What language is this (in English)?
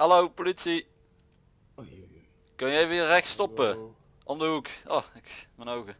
Dutch